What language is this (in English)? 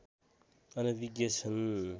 Nepali